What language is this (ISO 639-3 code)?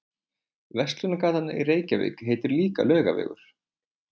isl